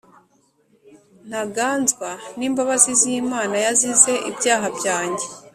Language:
Kinyarwanda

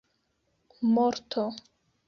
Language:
Esperanto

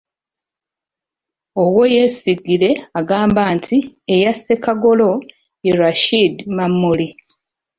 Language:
Ganda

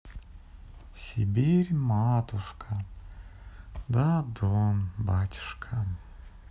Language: Russian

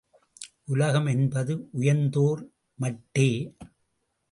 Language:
Tamil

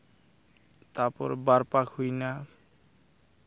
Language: Santali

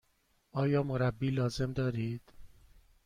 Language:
Persian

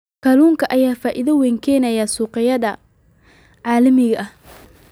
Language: Somali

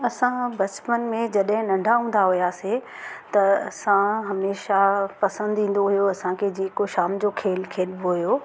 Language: Sindhi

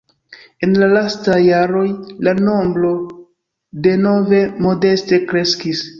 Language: Esperanto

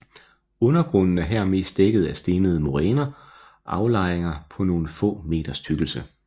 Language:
Danish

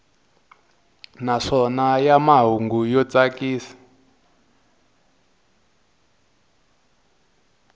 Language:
Tsonga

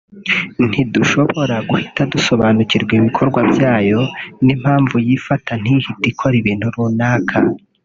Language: Kinyarwanda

